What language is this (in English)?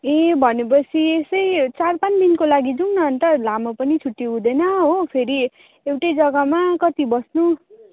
Nepali